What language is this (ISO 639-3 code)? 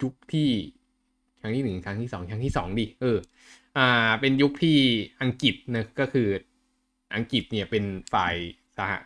tha